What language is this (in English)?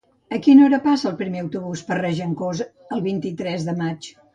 Catalan